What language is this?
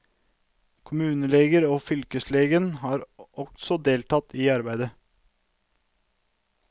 Norwegian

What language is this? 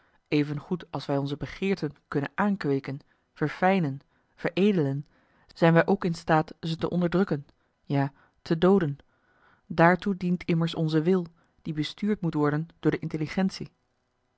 Dutch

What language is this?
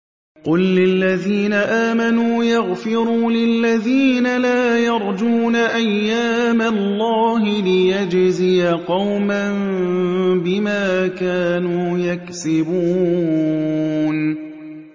Arabic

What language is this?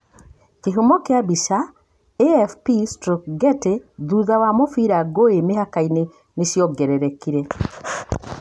Kikuyu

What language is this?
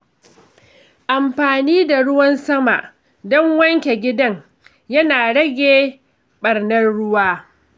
Hausa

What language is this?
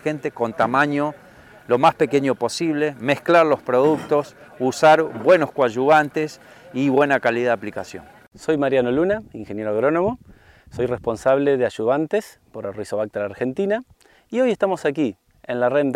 Spanish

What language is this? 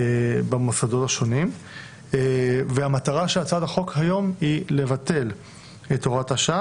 Hebrew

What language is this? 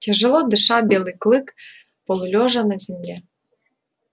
Russian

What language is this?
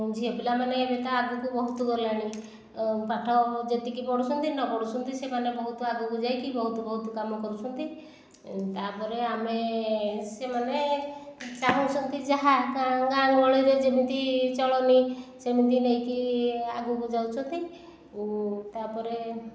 Odia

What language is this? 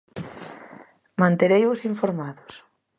Galician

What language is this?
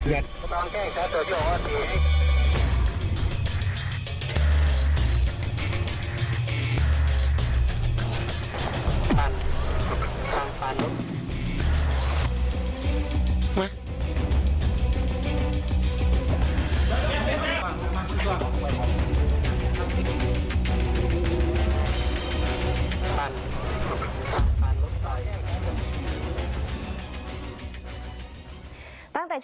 Thai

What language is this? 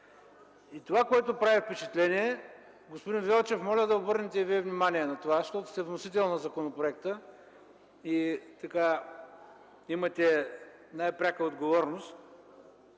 Bulgarian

